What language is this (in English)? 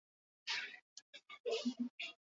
Basque